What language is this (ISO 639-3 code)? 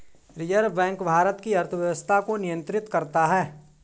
hin